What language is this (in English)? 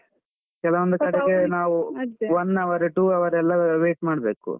Kannada